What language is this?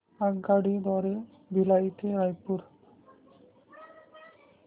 Marathi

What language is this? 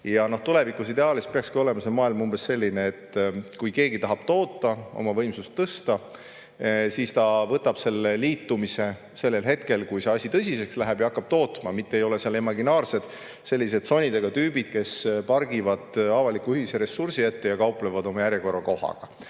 Estonian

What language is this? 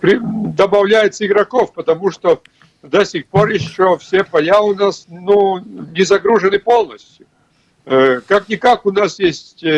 Russian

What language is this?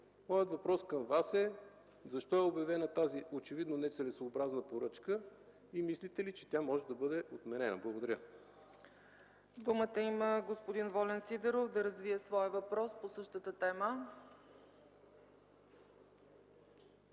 Bulgarian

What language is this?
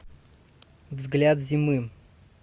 Russian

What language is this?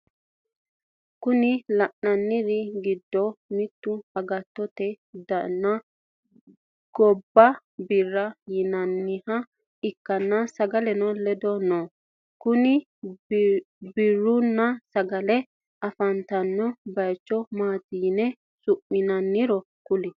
Sidamo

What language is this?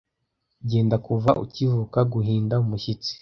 Kinyarwanda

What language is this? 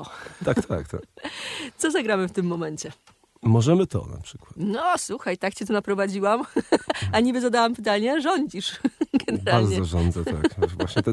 Polish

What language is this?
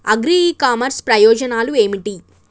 Telugu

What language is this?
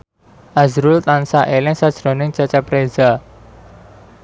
Javanese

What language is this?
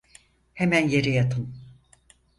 Turkish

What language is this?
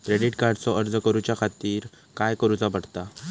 Marathi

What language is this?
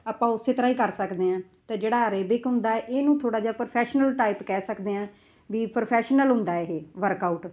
Punjabi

